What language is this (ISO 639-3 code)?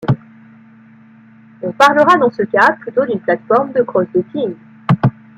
fra